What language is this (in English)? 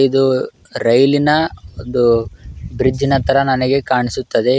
Kannada